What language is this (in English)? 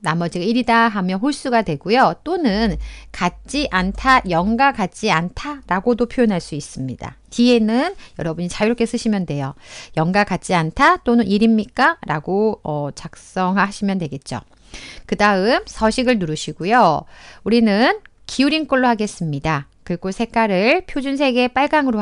Korean